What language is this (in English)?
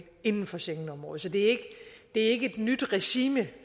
Danish